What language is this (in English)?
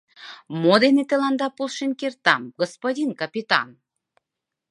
Mari